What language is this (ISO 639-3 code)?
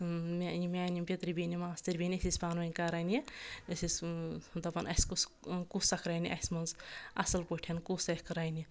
kas